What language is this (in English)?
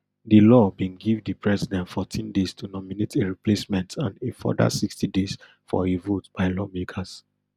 Nigerian Pidgin